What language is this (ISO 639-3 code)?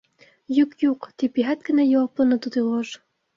bak